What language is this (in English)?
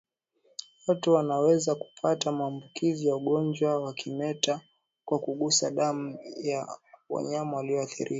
Swahili